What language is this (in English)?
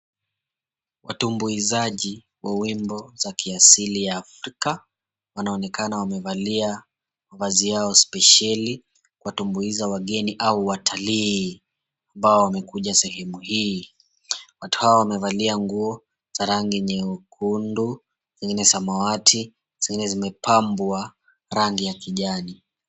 Swahili